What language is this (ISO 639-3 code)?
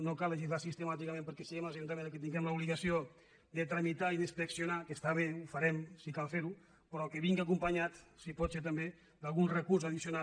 cat